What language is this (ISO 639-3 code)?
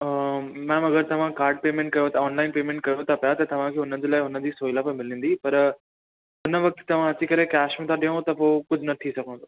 snd